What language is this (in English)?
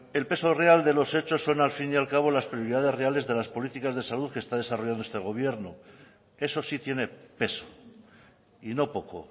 Spanish